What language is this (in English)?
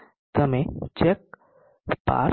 Gujarati